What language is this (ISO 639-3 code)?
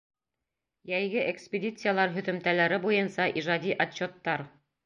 bak